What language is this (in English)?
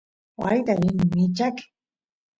Santiago del Estero Quichua